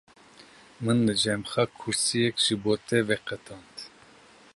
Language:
Kurdish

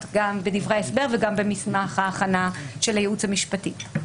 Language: Hebrew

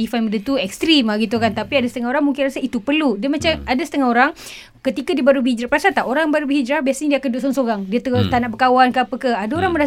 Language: Malay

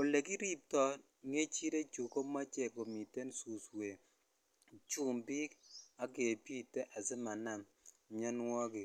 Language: Kalenjin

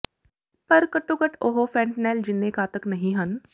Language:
Punjabi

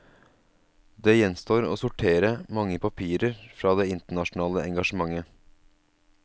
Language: Norwegian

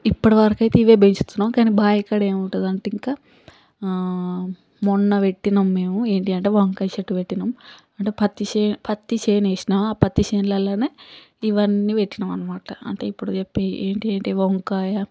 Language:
Telugu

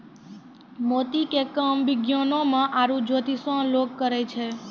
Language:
Maithili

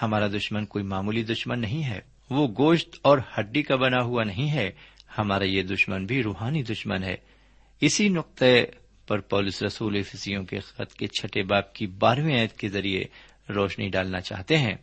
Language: Urdu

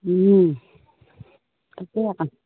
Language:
Assamese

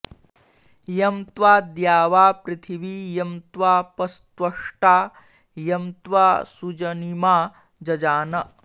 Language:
Sanskrit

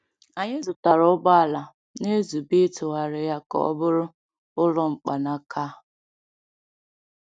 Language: Igbo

